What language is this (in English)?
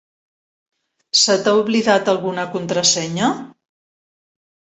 Catalan